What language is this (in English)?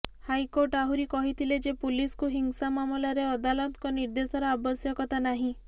Odia